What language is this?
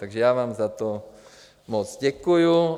Czech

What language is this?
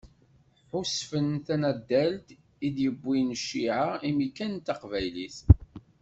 Kabyle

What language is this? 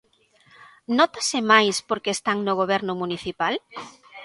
Galician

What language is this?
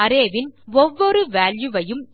Tamil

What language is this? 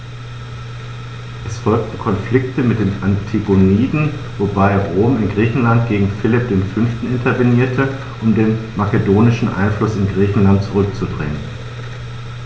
German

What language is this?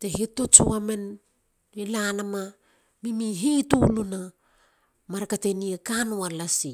Halia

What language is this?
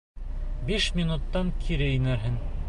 Bashkir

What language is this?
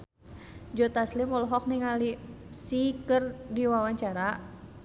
Sundanese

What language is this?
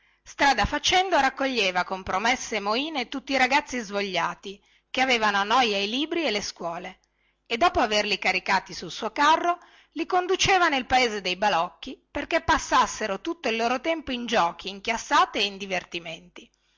Italian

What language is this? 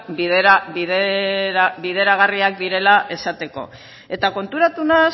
Basque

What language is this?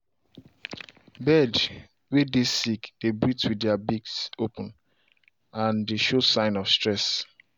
Nigerian Pidgin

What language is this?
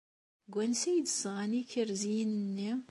Kabyle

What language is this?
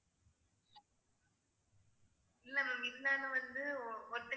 Tamil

